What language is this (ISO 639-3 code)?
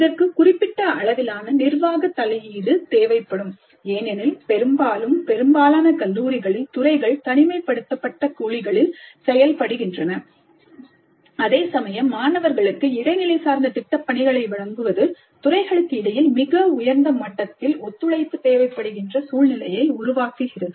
tam